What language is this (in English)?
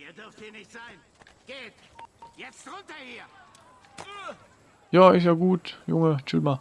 German